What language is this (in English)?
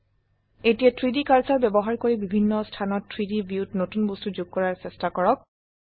Assamese